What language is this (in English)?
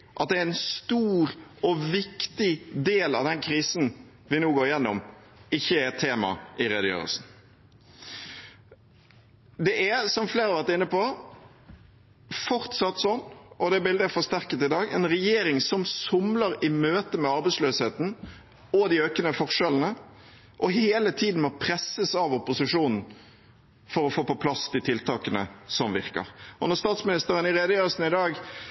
Norwegian Bokmål